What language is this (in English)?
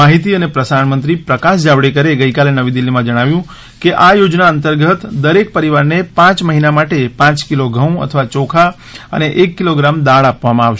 Gujarati